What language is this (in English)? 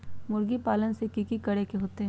Magahi